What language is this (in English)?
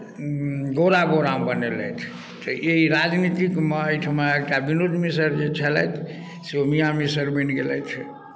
Maithili